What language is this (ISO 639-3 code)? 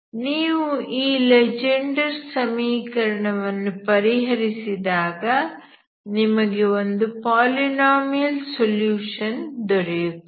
kan